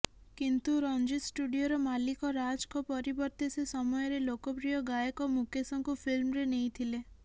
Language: Odia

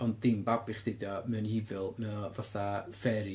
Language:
Welsh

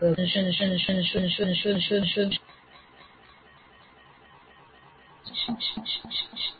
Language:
Gujarati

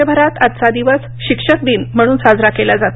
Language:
Marathi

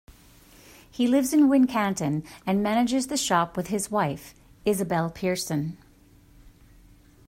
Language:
English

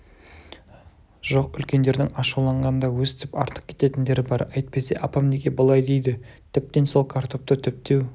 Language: Kazakh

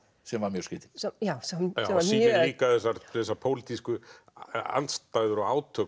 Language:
Icelandic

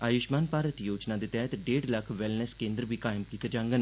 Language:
Dogri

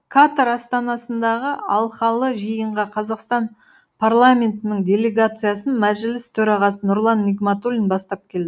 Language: Kazakh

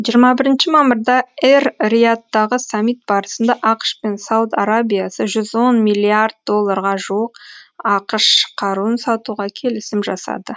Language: Kazakh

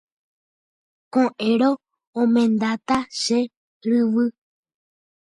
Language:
Guarani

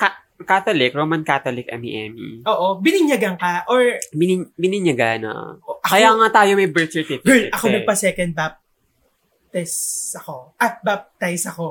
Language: Filipino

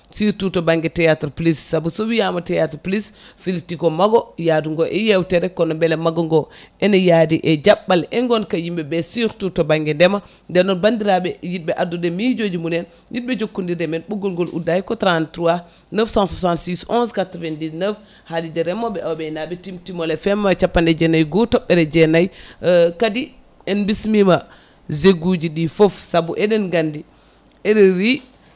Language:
Fula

